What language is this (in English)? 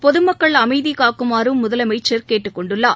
Tamil